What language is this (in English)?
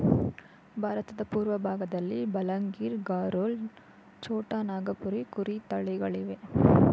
Kannada